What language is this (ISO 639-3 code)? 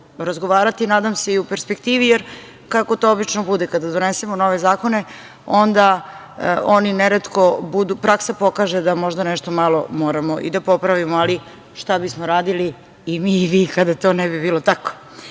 srp